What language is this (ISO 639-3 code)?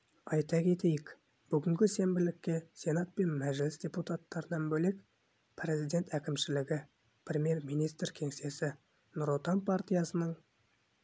kaz